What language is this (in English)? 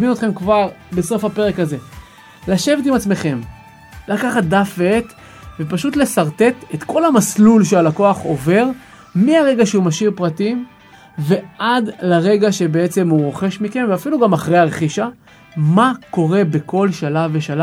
Hebrew